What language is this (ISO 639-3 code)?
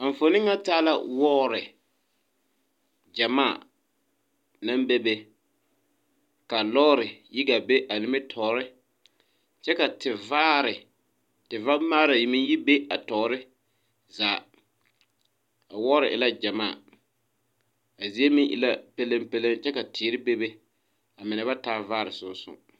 dga